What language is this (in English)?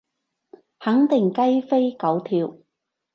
Cantonese